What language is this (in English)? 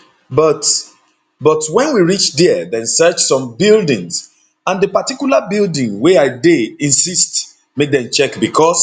Nigerian Pidgin